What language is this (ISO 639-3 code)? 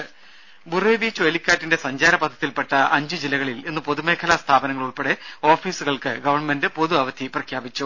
mal